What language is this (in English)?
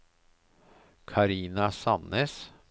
Norwegian